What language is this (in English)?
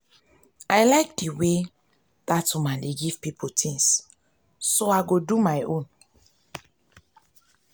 Nigerian Pidgin